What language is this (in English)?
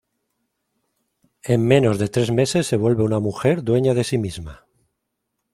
Spanish